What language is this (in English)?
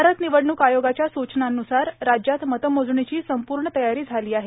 Marathi